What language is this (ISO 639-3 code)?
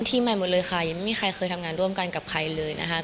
tha